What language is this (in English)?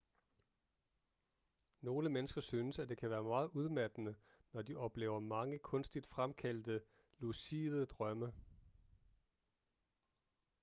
Danish